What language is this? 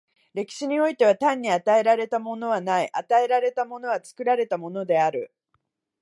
Japanese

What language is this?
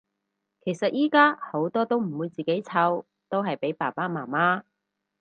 Cantonese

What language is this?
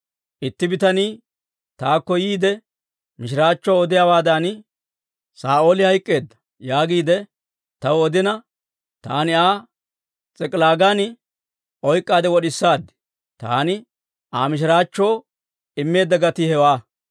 Dawro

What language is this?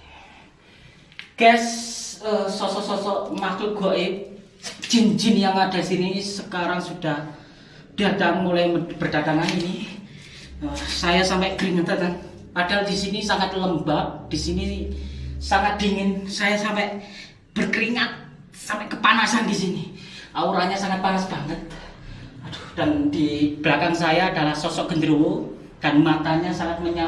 Indonesian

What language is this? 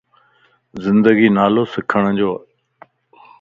Lasi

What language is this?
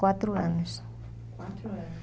Portuguese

